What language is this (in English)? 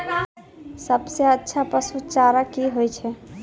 Maithili